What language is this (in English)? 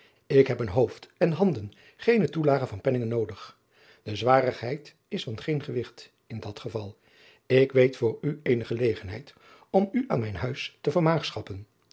Dutch